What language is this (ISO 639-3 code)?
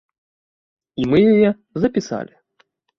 bel